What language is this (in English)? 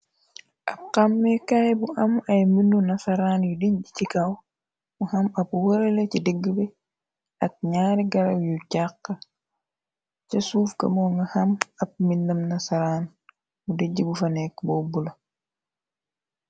Wolof